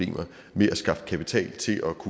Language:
Danish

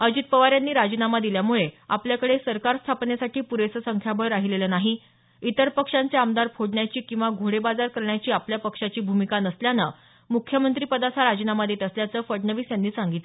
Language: Marathi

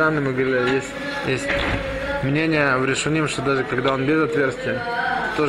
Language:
Russian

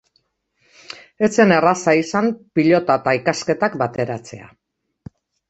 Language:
Basque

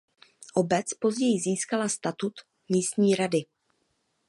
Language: Czech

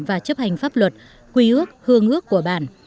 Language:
Vietnamese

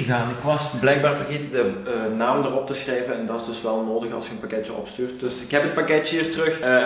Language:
Dutch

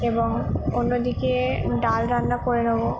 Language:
Bangla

